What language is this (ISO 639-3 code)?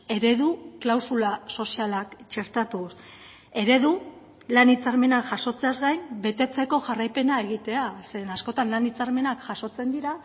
eus